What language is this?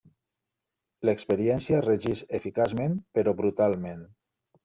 Catalan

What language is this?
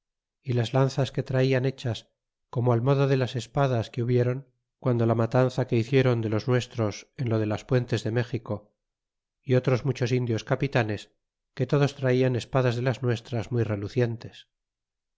Spanish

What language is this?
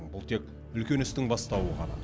Kazakh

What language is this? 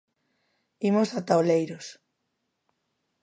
Galician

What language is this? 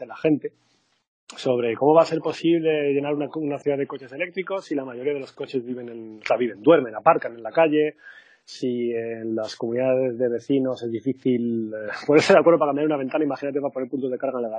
Spanish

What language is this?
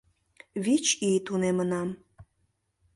Mari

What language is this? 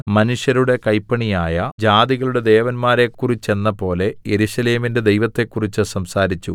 Malayalam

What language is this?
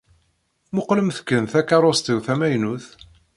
Kabyle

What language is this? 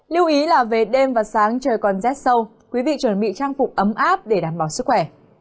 Vietnamese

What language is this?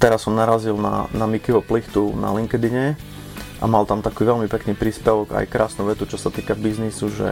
Slovak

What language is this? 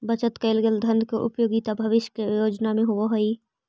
Magahi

